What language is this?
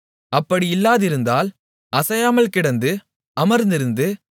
Tamil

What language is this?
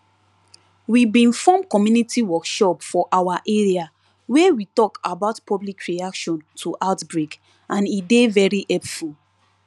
Nigerian Pidgin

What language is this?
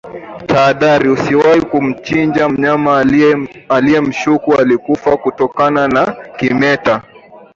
Swahili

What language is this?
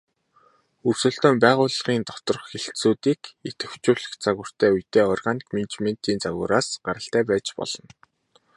Mongolian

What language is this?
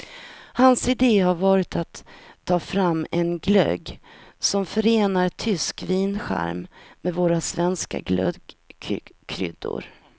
Swedish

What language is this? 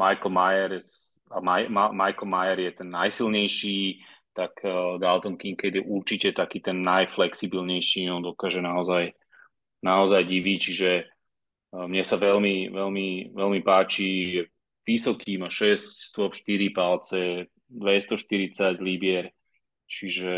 Slovak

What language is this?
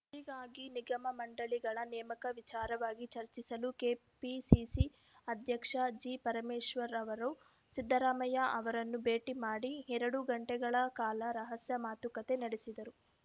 Kannada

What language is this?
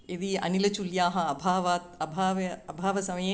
Sanskrit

